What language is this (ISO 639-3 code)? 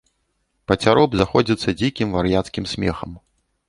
bel